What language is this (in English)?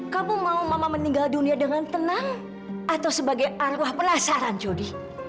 Indonesian